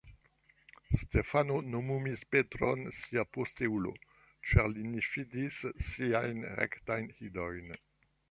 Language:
Esperanto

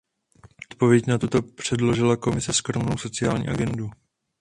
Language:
Czech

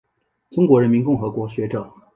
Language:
Chinese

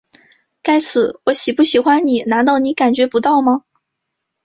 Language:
Chinese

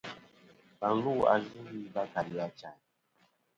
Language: Kom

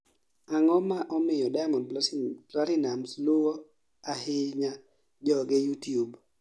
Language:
Luo (Kenya and Tanzania)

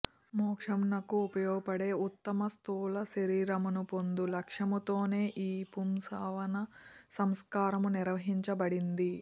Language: Telugu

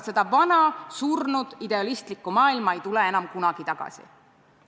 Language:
Estonian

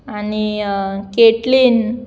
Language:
Konkani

